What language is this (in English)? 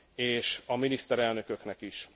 Hungarian